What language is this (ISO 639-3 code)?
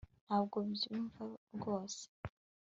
kin